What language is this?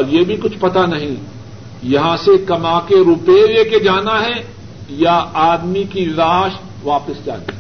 Urdu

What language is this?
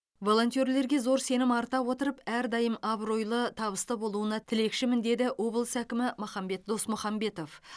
Kazakh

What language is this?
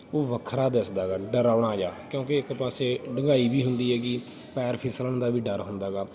Punjabi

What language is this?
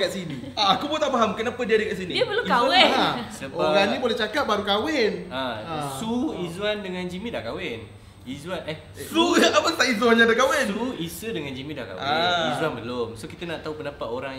Malay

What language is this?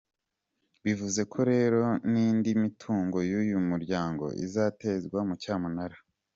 Kinyarwanda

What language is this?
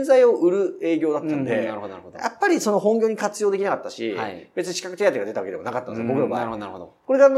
Japanese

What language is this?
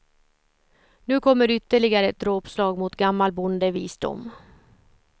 Swedish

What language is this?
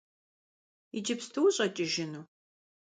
Kabardian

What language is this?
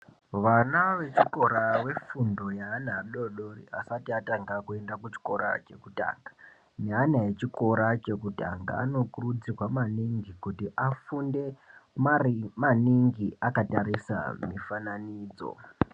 Ndau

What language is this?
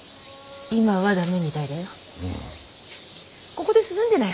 Japanese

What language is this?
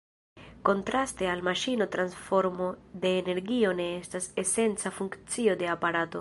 Esperanto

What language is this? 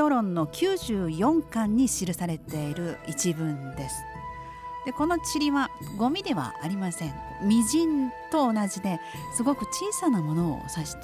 Japanese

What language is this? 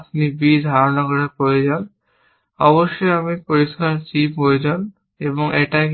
Bangla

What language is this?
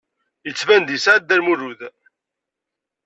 Kabyle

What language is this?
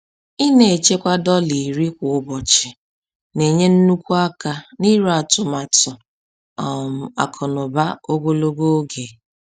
Igbo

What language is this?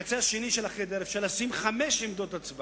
Hebrew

